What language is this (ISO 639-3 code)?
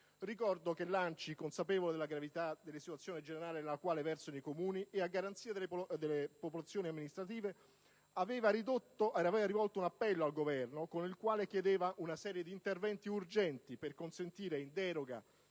ita